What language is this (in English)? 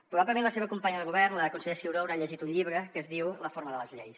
Catalan